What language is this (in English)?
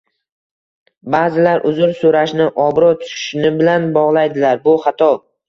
Uzbek